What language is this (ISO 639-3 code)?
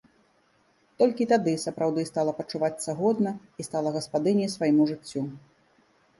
bel